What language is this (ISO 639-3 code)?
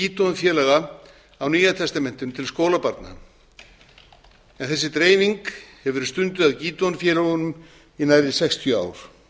isl